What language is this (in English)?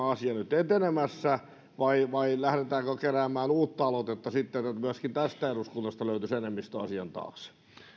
Finnish